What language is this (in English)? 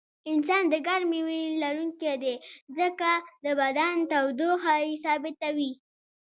Pashto